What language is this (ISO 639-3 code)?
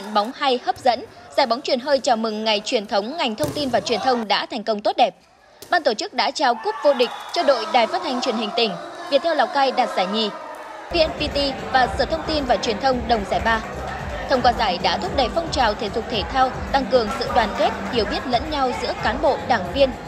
vie